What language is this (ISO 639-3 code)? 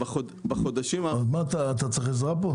heb